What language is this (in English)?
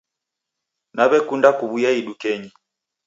Taita